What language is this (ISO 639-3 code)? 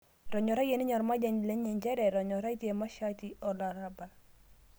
mas